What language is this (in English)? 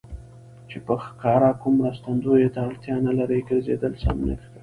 Pashto